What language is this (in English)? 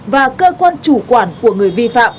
Vietnamese